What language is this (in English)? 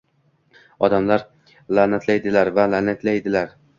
Uzbek